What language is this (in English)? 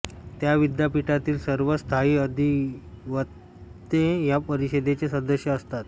Marathi